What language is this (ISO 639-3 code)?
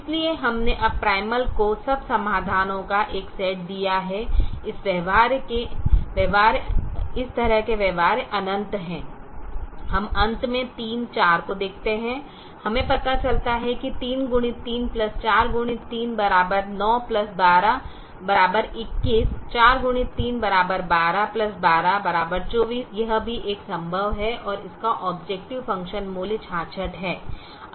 hin